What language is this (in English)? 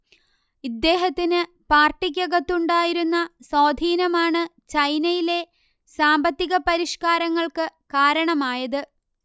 Malayalam